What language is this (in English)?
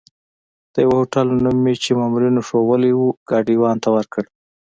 Pashto